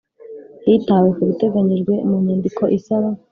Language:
Kinyarwanda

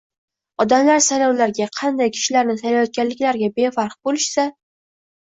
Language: Uzbek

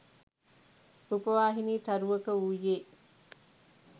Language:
Sinhala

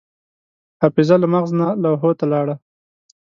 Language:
Pashto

